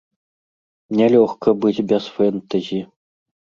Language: Belarusian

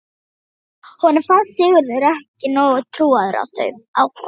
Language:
Icelandic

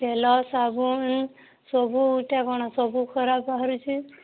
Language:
Odia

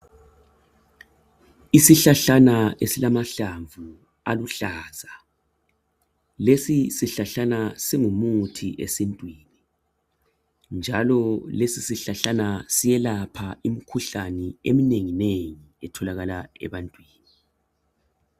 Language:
North Ndebele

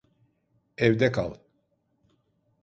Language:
Turkish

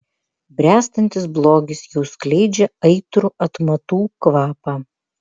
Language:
Lithuanian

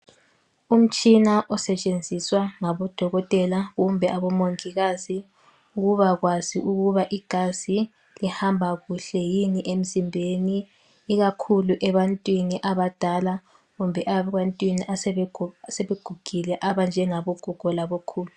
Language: North Ndebele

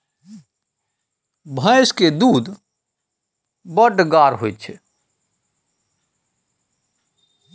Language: Maithili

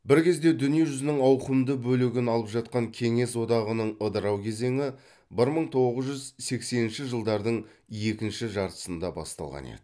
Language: Kazakh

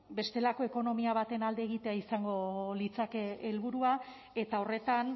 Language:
Basque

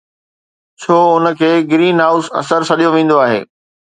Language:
Sindhi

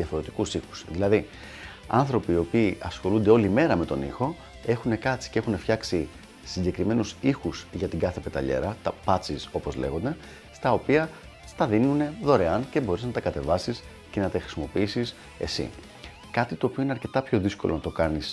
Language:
Greek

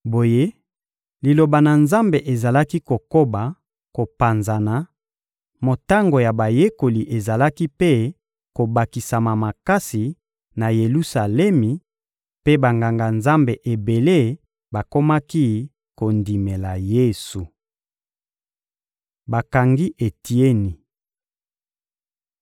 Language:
Lingala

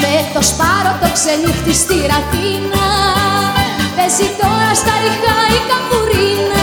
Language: Greek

